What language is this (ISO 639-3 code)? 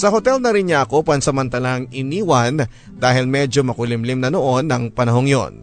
fil